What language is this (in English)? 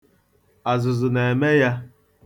Igbo